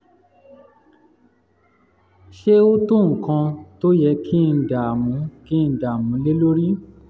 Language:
Yoruba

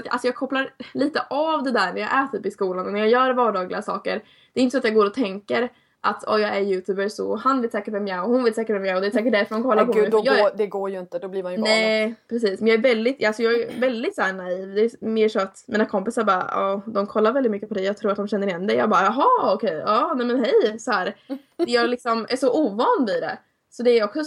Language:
Swedish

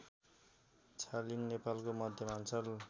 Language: Nepali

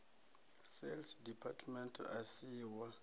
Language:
Venda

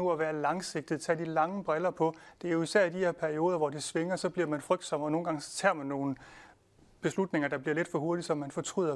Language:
Danish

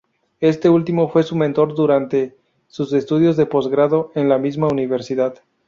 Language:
Spanish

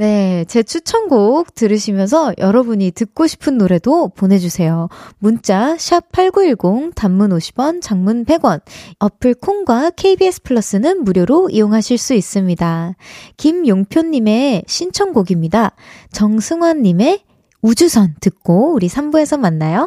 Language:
Korean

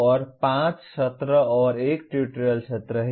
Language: Hindi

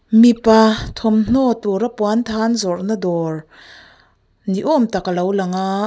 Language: Mizo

